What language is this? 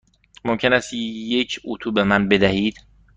Persian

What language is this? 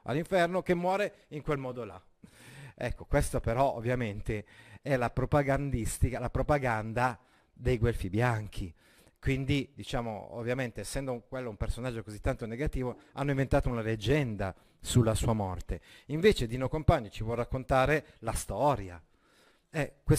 Italian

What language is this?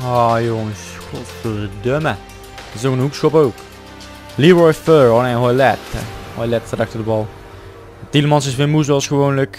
Dutch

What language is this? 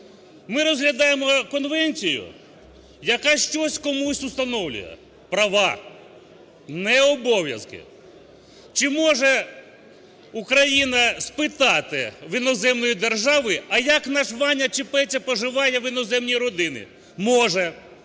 Ukrainian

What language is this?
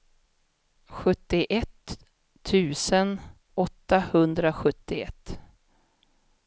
Swedish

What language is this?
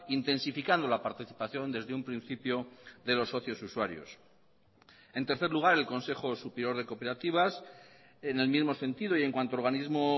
Spanish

